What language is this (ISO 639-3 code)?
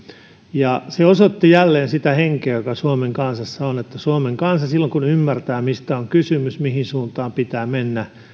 fin